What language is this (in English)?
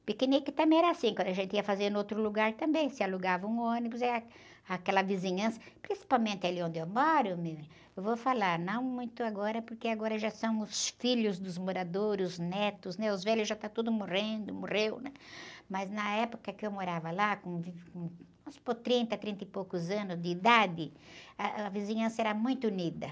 Portuguese